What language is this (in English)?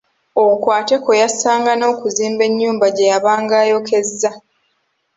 Ganda